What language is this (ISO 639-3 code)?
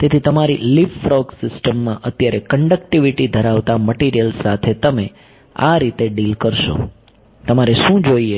guj